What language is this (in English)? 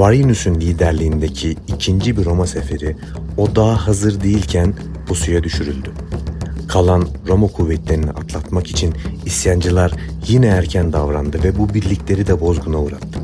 Turkish